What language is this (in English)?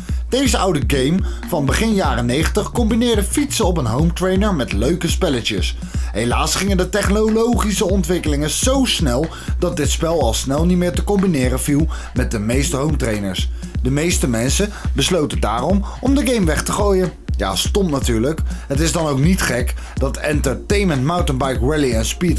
Dutch